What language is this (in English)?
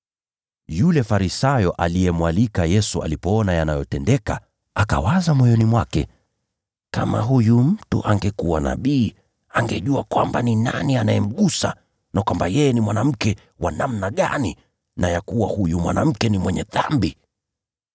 Swahili